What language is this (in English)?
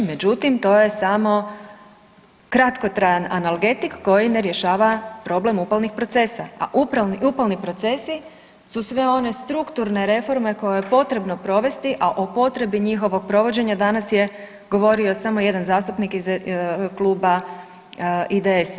Croatian